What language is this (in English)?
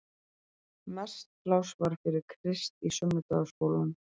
Icelandic